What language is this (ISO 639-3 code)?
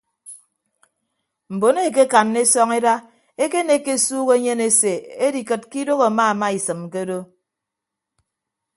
ibb